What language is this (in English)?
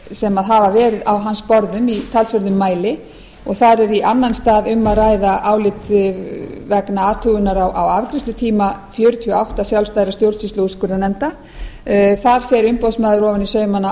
Icelandic